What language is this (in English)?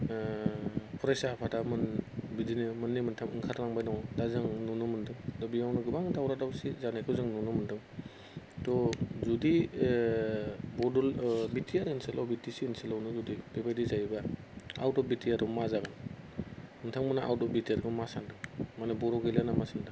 Bodo